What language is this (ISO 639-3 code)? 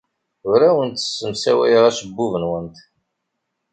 kab